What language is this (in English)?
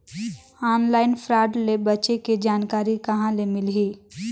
Chhattisgarhi